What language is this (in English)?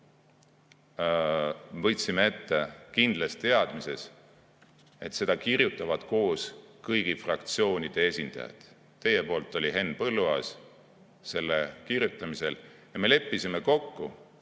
Estonian